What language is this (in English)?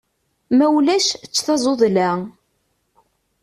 Kabyle